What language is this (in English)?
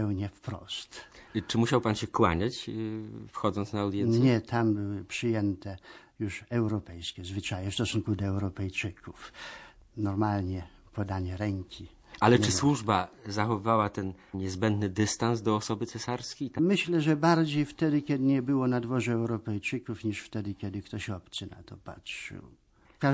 Polish